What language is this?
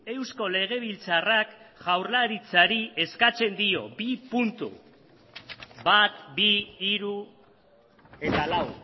Basque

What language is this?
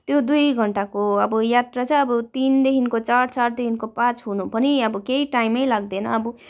Nepali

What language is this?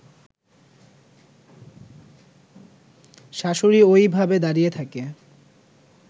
Bangla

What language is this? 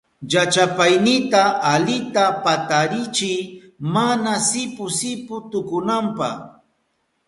Southern Pastaza Quechua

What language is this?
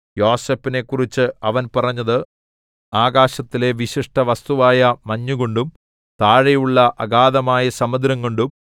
Malayalam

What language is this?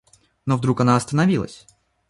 Russian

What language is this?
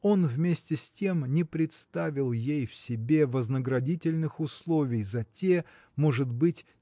Russian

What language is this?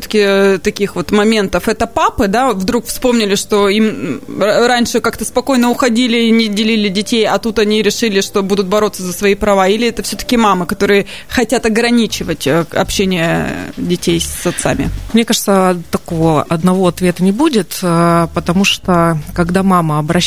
Russian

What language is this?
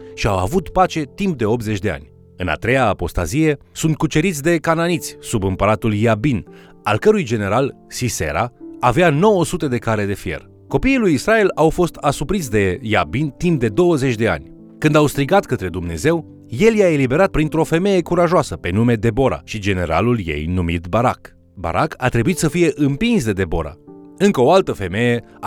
Romanian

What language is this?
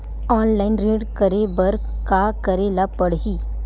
Chhattisgarhi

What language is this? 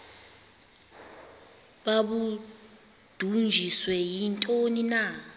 Xhosa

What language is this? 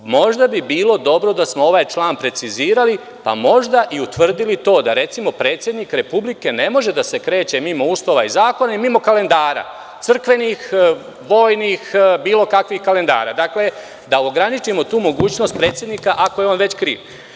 Serbian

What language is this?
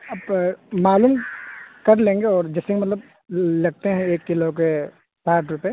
Urdu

